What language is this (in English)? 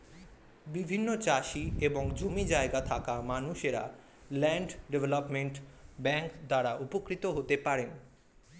Bangla